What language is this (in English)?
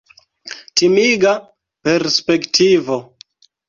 Esperanto